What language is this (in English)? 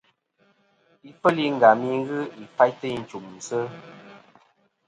Kom